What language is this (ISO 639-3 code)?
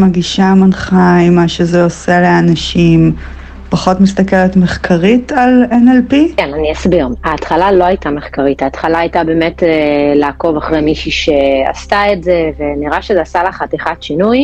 heb